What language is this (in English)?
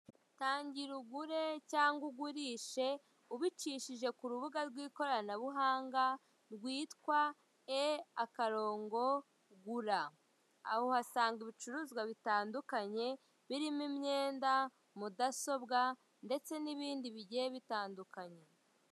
Kinyarwanda